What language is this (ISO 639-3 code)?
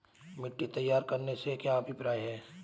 hin